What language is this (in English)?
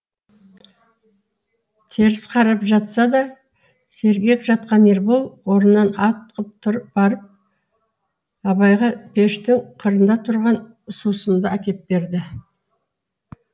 Kazakh